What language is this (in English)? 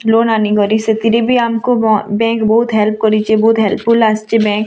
Odia